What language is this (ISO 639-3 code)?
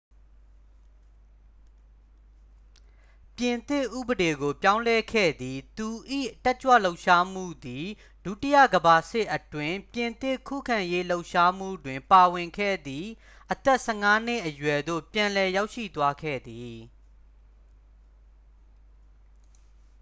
mya